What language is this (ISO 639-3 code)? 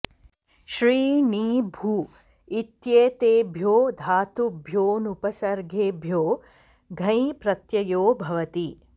san